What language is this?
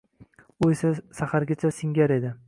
Uzbek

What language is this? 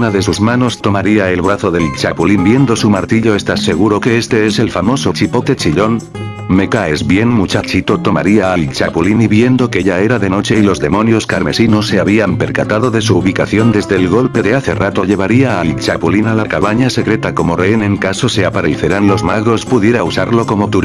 Spanish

